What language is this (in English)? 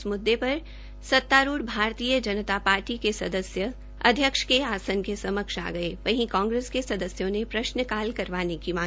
Hindi